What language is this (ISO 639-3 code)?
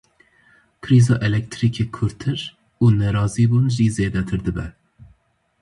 kur